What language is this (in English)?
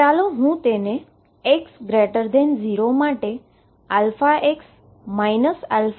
Gujarati